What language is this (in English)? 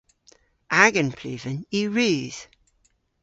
Cornish